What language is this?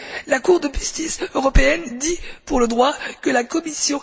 French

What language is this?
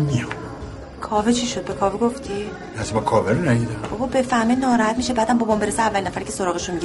Persian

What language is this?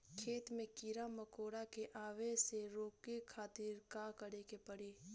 Bhojpuri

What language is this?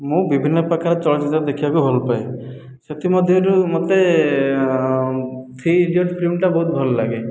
Odia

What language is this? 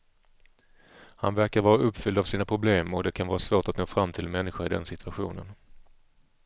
Swedish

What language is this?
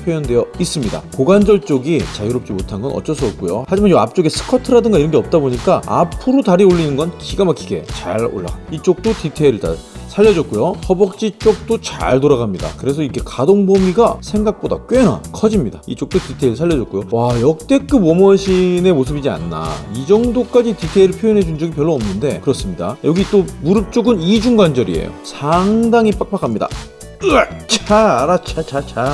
Korean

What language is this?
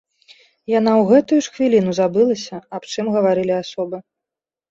Belarusian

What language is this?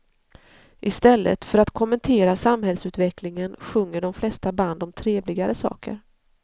Swedish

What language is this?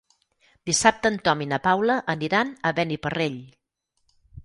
Catalan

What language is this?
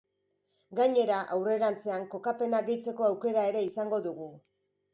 Basque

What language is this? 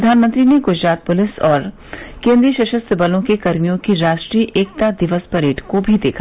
Hindi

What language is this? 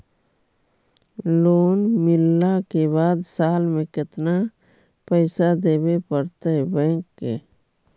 Magahi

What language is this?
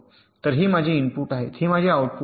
Marathi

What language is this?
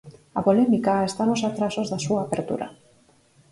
Galician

